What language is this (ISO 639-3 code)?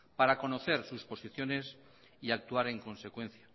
spa